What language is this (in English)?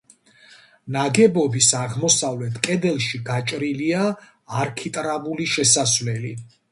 Georgian